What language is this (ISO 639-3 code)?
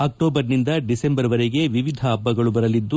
kan